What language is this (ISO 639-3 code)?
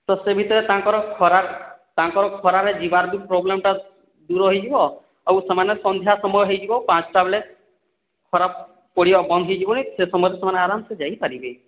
ori